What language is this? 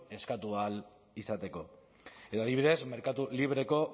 Basque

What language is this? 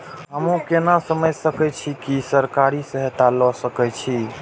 Maithili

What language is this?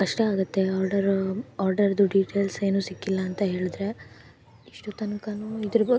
Kannada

